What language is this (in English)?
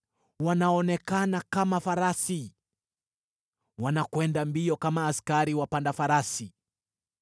Swahili